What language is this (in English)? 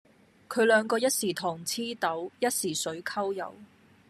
Cantonese